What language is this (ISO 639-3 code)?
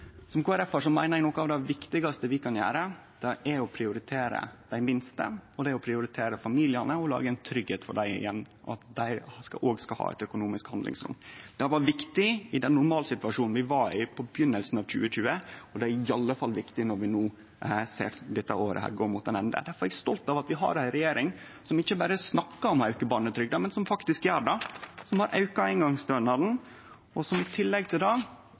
nno